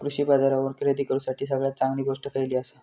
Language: Marathi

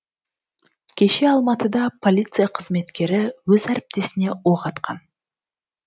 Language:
Kazakh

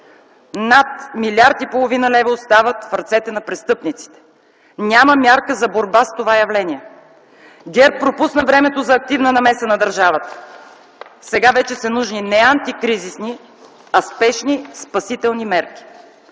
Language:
Bulgarian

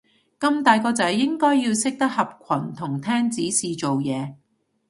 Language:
Cantonese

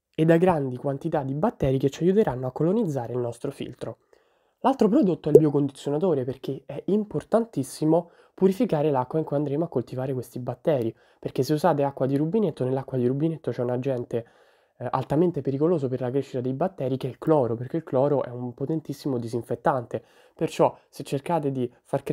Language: Italian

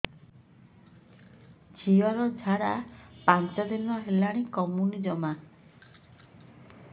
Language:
Odia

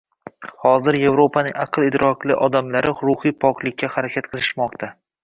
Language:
Uzbek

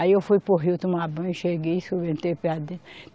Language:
Portuguese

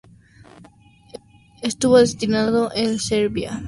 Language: Spanish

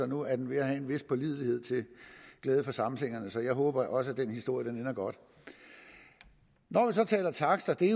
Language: Danish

